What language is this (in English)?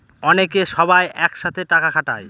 Bangla